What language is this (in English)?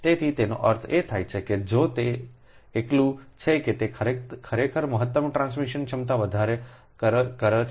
Gujarati